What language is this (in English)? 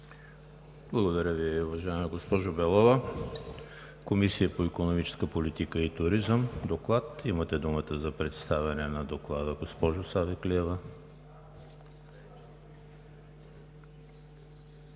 Bulgarian